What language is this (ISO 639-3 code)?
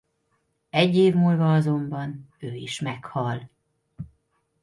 hun